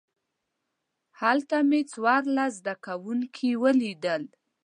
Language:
Pashto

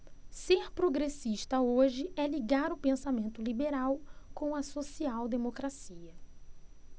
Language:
Portuguese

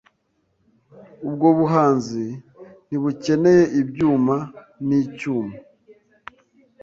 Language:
Kinyarwanda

